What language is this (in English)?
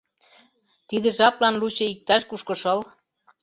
Mari